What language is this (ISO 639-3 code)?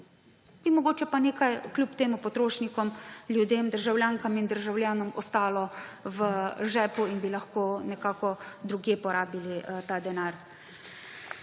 slv